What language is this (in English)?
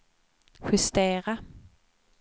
Swedish